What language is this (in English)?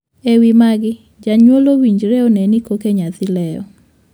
Luo (Kenya and Tanzania)